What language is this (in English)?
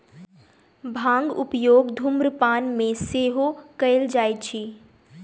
Maithili